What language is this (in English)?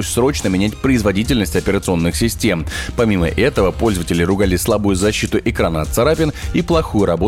Russian